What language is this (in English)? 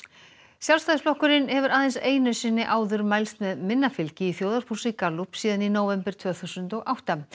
Icelandic